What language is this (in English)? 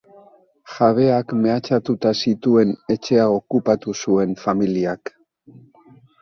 Basque